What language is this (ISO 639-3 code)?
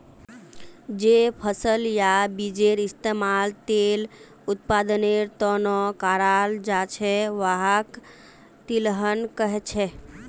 mag